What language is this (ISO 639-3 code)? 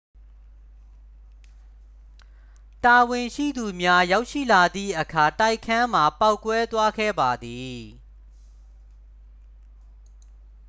mya